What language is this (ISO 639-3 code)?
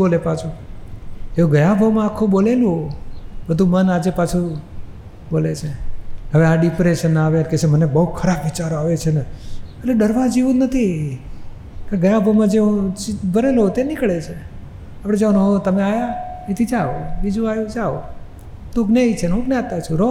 guj